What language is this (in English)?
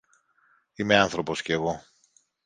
Greek